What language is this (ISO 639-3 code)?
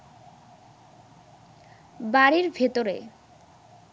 ben